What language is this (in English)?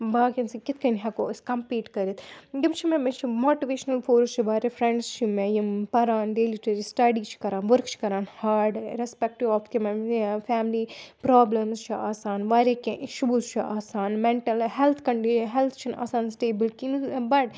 Kashmiri